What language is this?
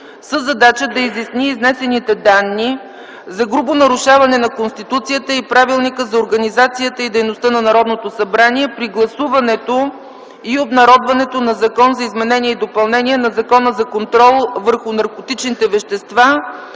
Bulgarian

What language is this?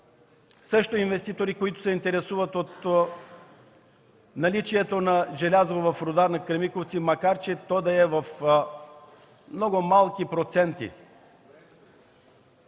Bulgarian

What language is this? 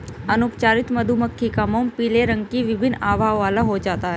Hindi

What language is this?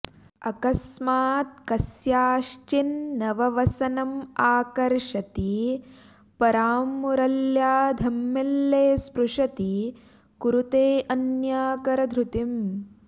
Sanskrit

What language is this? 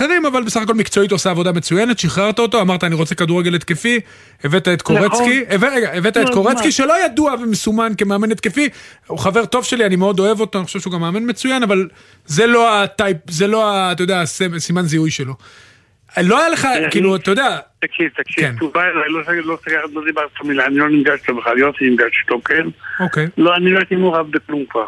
Hebrew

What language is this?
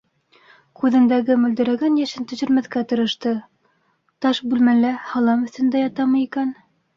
Bashkir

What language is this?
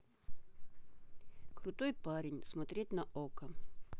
Russian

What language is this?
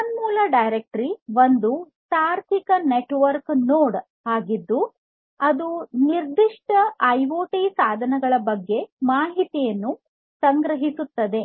Kannada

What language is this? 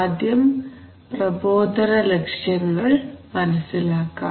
Malayalam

